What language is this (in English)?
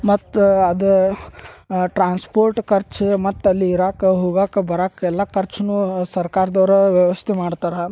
Kannada